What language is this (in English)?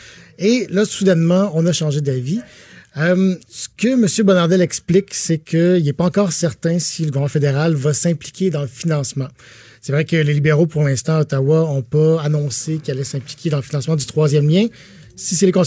French